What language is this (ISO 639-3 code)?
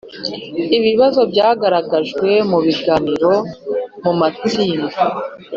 kin